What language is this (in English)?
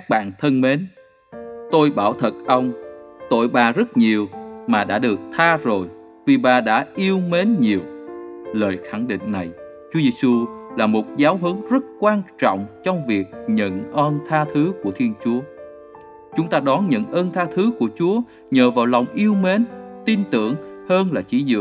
Vietnamese